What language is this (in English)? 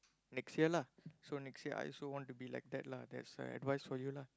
English